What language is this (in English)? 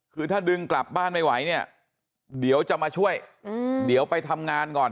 Thai